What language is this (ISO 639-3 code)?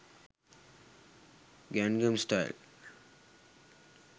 sin